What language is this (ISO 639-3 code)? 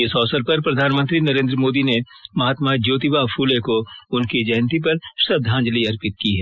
hin